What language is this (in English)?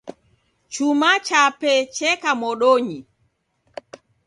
Taita